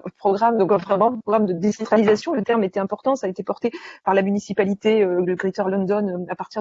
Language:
French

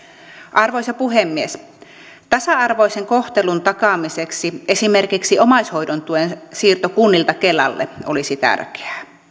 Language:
Finnish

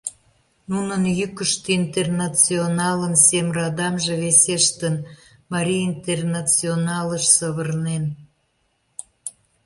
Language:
Mari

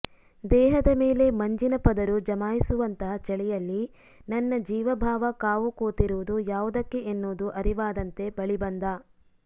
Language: Kannada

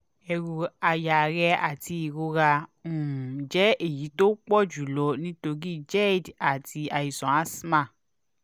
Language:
Yoruba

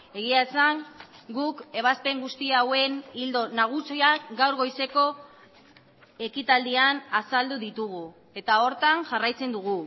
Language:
Basque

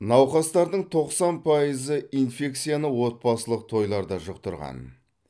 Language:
Kazakh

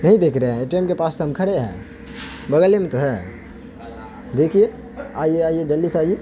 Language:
Urdu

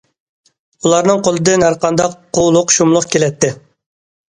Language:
Uyghur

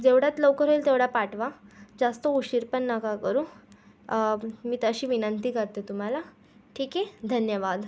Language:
Marathi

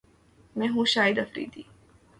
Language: Urdu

